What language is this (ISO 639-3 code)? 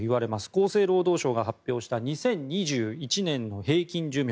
jpn